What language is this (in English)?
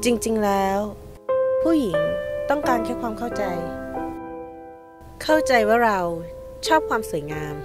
Thai